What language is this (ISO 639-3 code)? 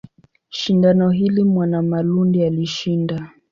swa